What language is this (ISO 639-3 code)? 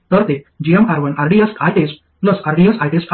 mar